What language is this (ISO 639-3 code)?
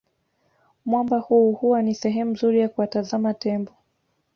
swa